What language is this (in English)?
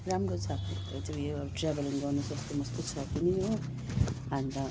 Nepali